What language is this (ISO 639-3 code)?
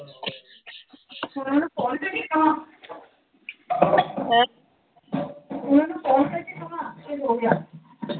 pan